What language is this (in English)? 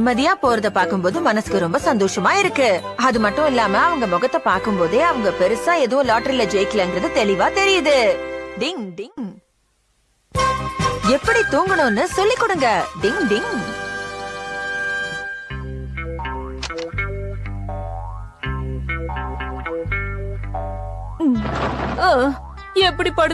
Indonesian